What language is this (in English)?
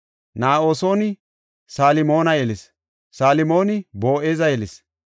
Gofa